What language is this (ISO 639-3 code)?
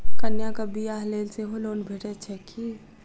mai